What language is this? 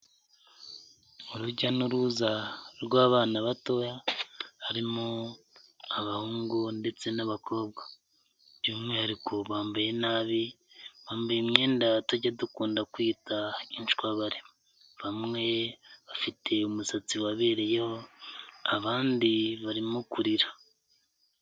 Kinyarwanda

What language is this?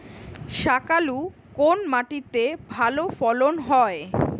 Bangla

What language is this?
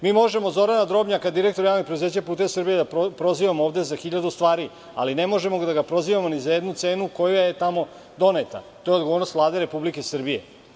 Serbian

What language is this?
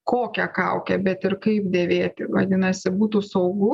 Lithuanian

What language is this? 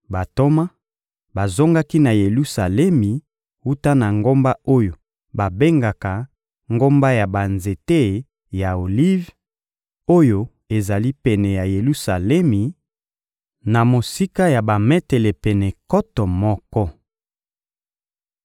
Lingala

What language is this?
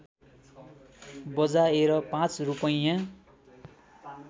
Nepali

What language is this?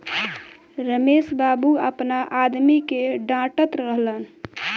Bhojpuri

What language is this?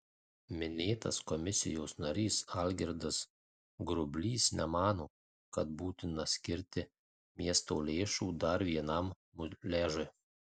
Lithuanian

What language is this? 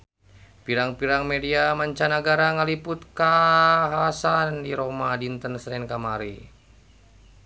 Sundanese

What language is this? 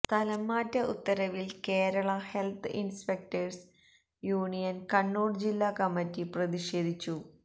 Malayalam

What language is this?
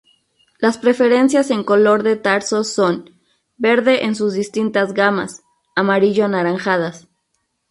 Spanish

